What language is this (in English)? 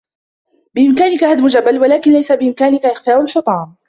Arabic